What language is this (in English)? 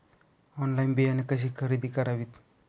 Marathi